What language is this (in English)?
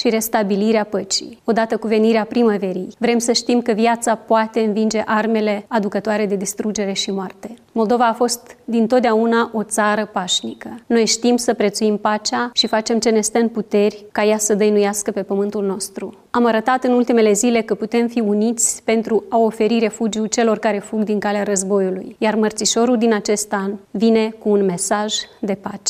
Romanian